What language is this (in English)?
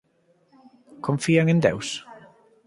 Galician